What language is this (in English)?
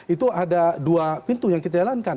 Indonesian